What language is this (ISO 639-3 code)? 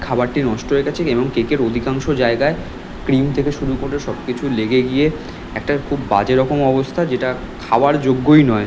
ben